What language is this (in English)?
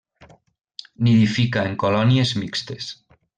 Catalan